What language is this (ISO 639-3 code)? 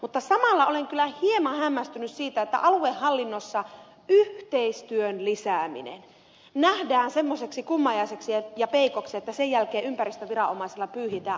fin